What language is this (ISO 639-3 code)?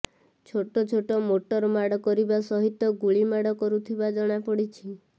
ori